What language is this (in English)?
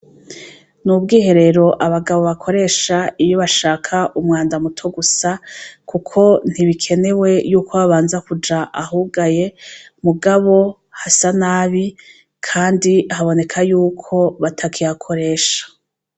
Rundi